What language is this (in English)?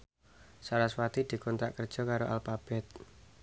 Javanese